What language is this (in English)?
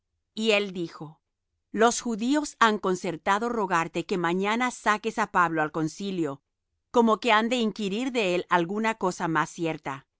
Spanish